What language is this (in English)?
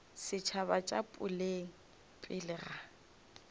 Northern Sotho